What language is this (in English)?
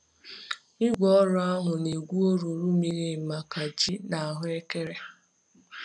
Igbo